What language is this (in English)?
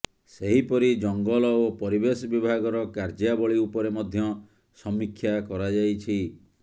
Odia